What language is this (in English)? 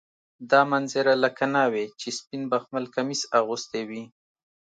Pashto